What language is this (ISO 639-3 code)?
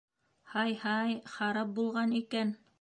bak